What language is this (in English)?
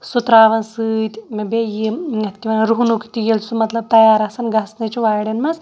Kashmiri